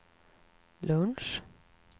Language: Swedish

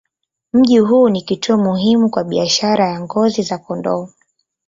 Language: Swahili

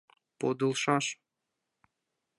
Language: Mari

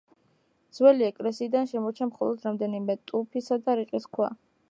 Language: Georgian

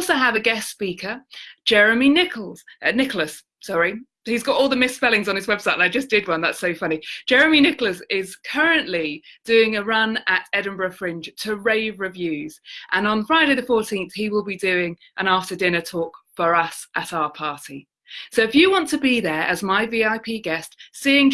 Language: English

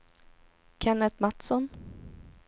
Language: Swedish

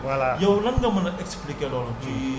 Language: Wolof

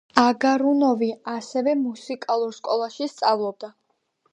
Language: Georgian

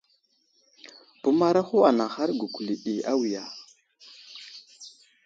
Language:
Wuzlam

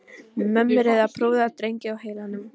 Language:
Icelandic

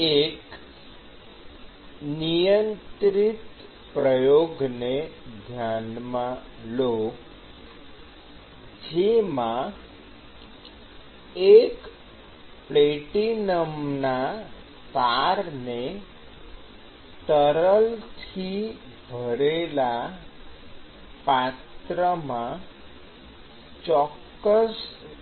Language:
Gujarati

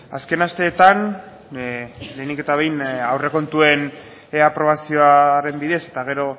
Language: Basque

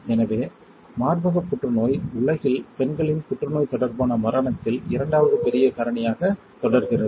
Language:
Tamil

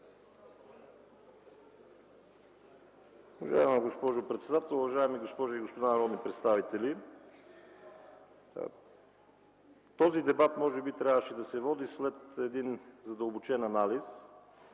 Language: Bulgarian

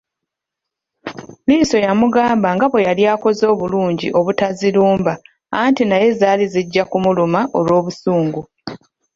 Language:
Ganda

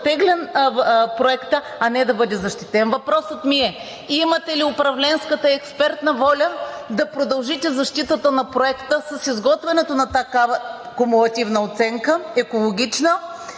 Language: Bulgarian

